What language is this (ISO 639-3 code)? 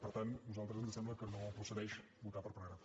cat